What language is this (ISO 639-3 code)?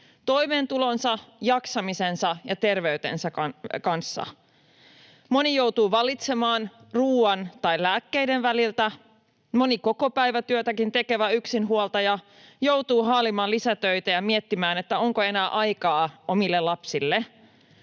fin